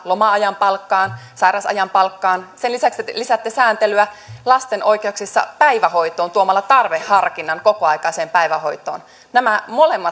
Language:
Finnish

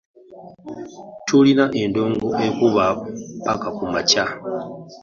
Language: Ganda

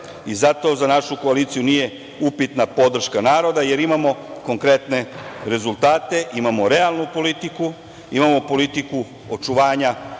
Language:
Serbian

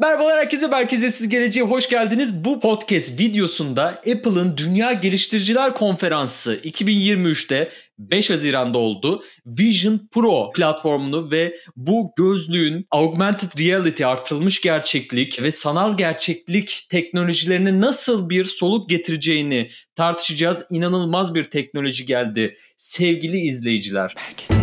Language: Turkish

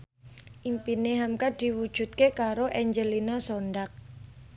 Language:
Javanese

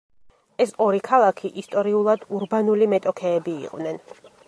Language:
Georgian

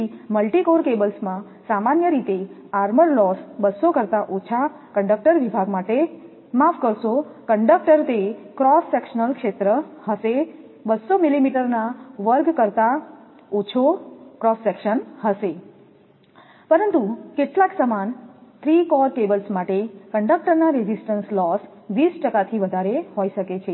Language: Gujarati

